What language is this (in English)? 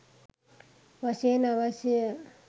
Sinhala